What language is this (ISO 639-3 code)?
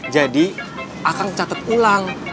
ind